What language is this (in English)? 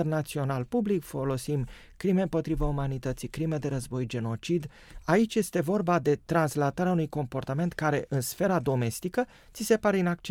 Romanian